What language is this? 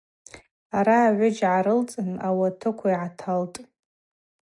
Abaza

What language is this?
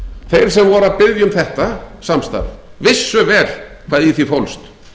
Icelandic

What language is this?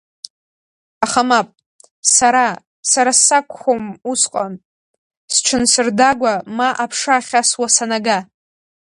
Abkhazian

